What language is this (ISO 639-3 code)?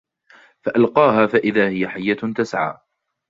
ara